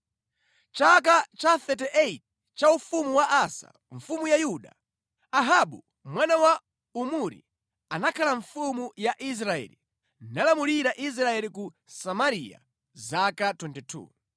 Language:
Nyanja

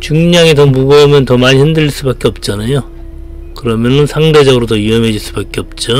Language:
Korean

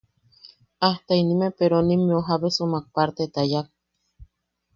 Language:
Yaqui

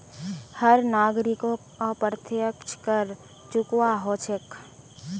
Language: Magahi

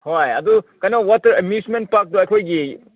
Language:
Manipuri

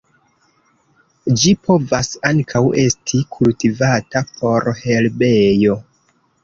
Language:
Esperanto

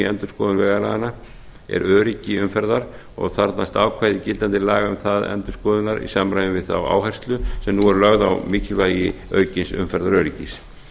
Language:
Icelandic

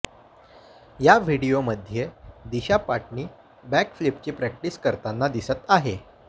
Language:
Marathi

